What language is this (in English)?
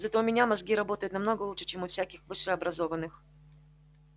Russian